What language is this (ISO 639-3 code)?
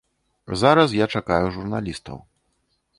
bel